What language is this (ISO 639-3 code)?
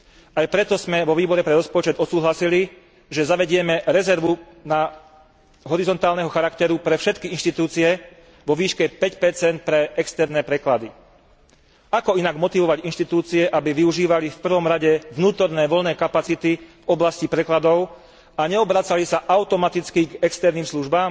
slk